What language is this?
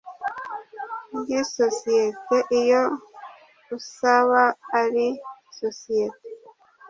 Kinyarwanda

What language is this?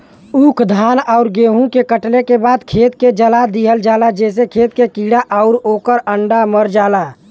Bhojpuri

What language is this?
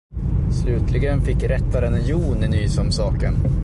Swedish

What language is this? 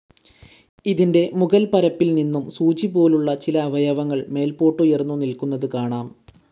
Malayalam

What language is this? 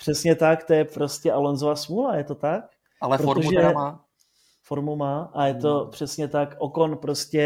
Czech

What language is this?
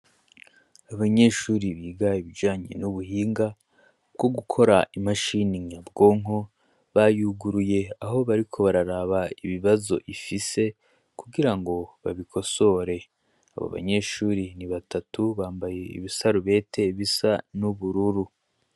Rundi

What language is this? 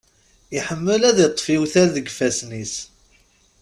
Kabyle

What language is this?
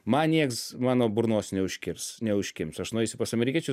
Lithuanian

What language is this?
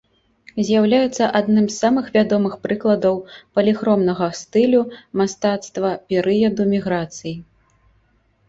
Belarusian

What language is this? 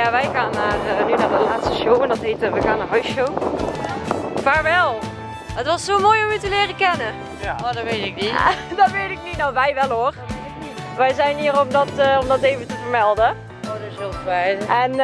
Dutch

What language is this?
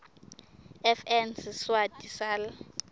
Swati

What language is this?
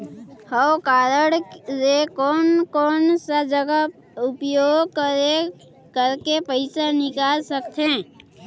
Chhattisgarhi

